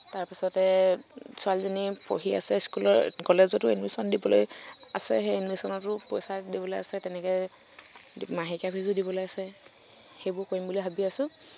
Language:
Assamese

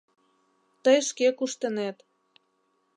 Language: Mari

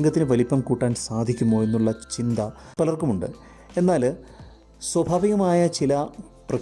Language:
Malayalam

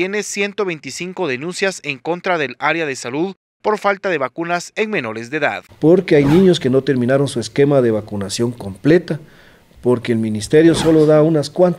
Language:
Spanish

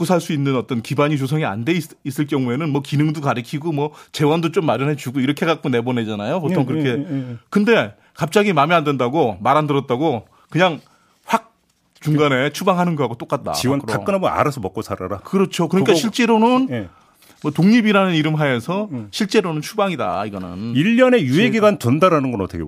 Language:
Korean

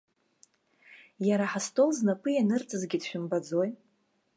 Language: Abkhazian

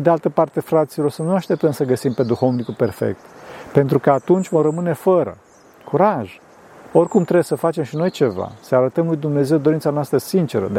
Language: Romanian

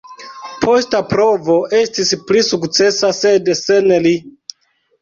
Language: Esperanto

